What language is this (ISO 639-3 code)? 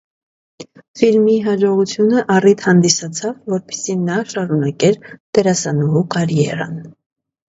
hye